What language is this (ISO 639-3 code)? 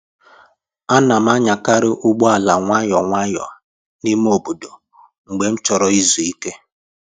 ibo